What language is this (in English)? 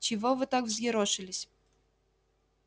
Russian